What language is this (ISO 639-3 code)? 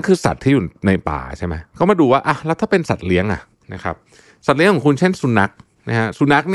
tha